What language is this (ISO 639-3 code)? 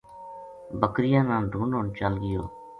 gju